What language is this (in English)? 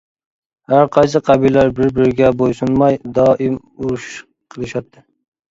Uyghur